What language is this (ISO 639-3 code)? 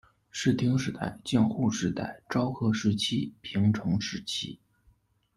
zho